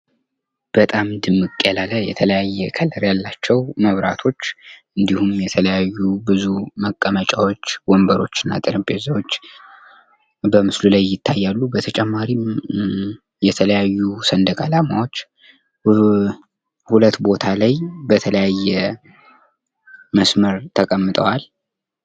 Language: Amharic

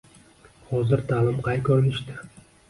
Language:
Uzbek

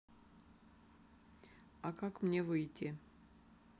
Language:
Russian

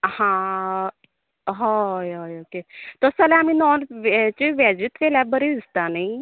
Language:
Konkani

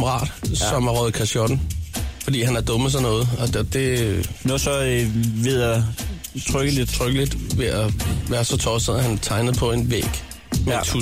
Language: Danish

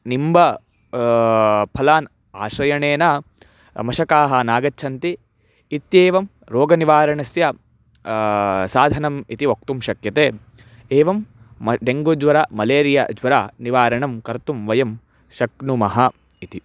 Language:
Sanskrit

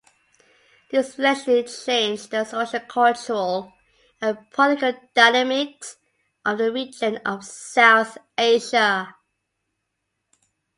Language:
English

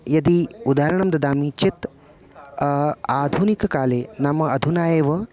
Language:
Sanskrit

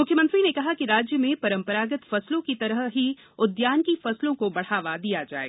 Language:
Hindi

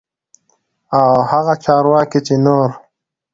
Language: Pashto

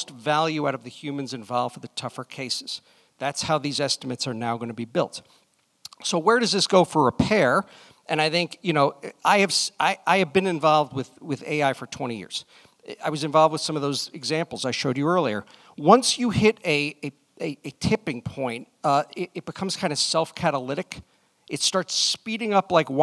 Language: English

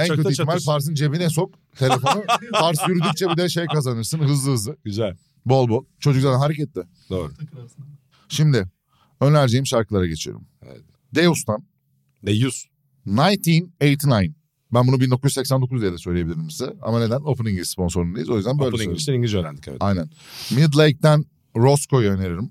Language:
Turkish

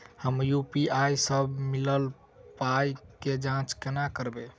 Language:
Maithili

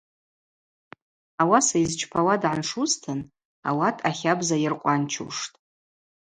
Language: Abaza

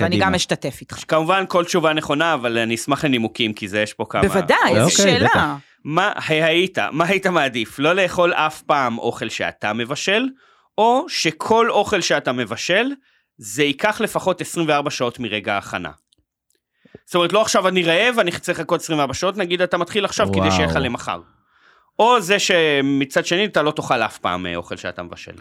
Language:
Hebrew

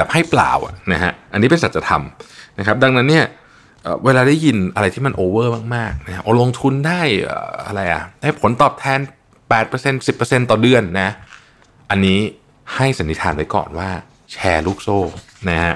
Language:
Thai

